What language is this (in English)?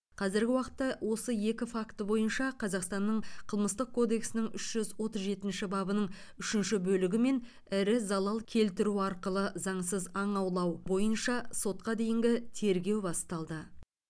Kazakh